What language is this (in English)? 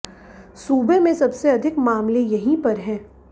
Hindi